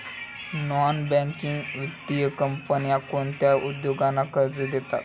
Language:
Marathi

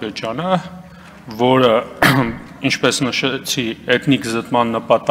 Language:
Romanian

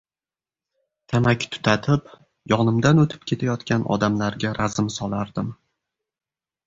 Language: Uzbek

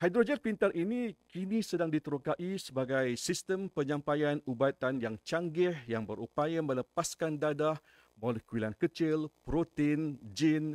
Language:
Malay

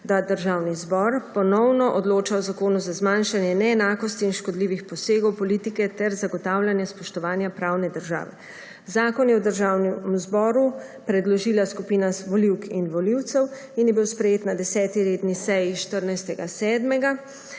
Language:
Slovenian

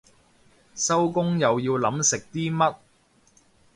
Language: Cantonese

